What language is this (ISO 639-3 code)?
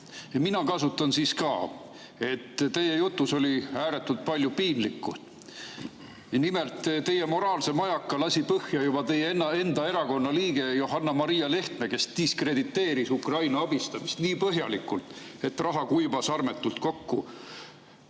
est